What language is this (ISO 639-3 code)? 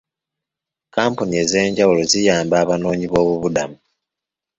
lug